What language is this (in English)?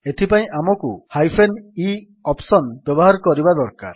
Odia